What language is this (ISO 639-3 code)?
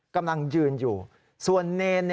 tha